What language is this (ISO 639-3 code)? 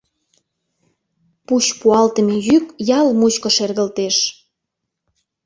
chm